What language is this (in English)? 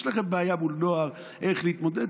Hebrew